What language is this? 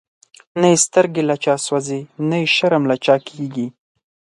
Pashto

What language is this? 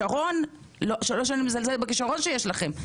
Hebrew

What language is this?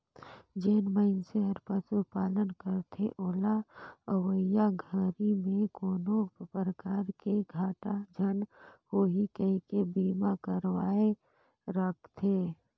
Chhattisgarhi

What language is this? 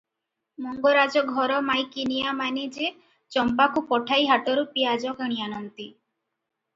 Odia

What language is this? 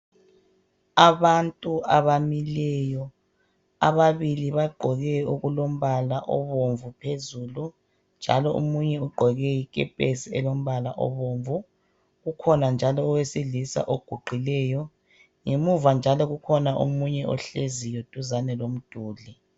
North Ndebele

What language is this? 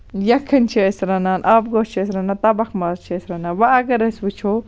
Kashmiri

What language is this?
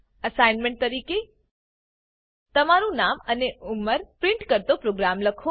Gujarati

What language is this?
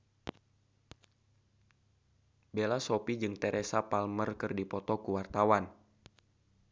Sundanese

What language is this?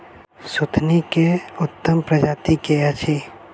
Maithili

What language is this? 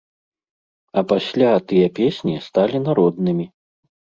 Belarusian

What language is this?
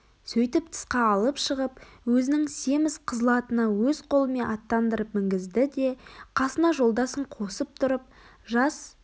Kazakh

